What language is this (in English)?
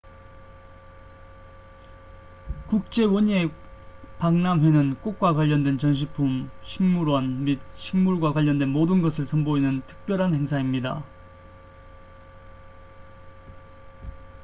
Korean